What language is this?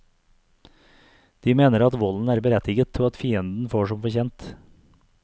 Norwegian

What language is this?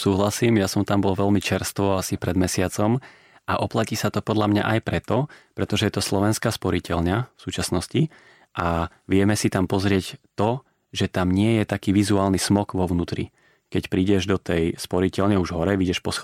Slovak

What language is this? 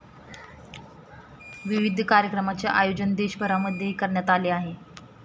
Marathi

